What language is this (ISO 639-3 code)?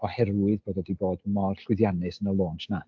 cym